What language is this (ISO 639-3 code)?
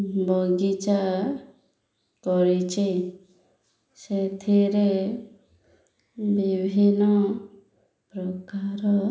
ori